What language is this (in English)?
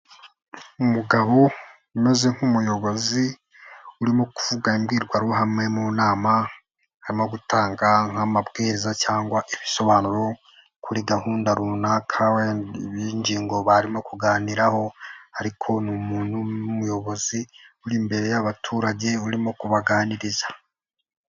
Kinyarwanda